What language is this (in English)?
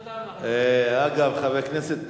Hebrew